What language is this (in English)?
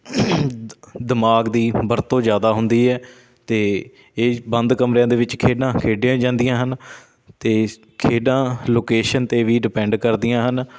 Punjabi